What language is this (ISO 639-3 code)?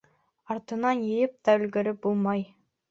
bak